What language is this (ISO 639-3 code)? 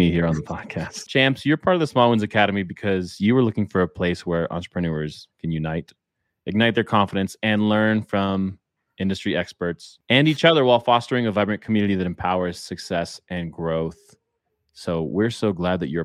eng